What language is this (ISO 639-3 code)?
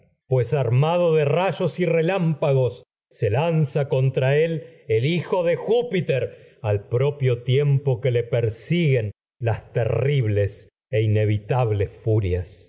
spa